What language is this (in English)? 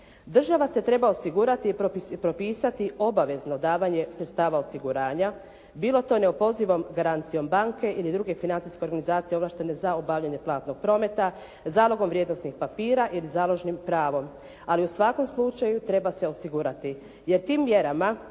Croatian